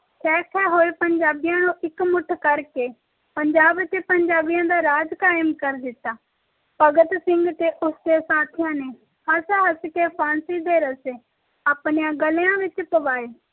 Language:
Punjabi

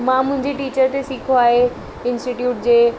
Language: Sindhi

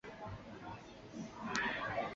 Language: Chinese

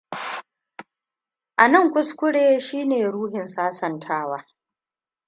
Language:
Hausa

